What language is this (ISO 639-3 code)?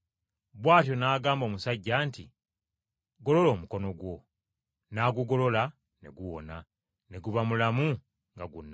lug